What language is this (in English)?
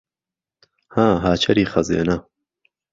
Central Kurdish